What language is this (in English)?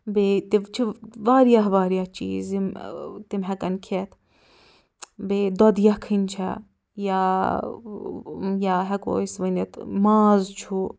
Kashmiri